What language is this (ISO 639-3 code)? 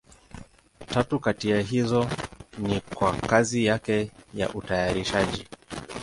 swa